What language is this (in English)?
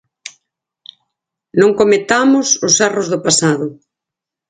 Galician